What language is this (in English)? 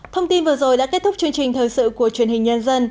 Vietnamese